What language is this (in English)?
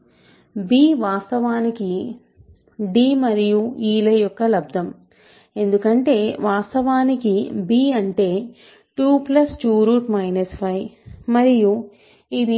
Telugu